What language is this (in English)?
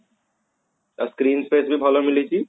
Odia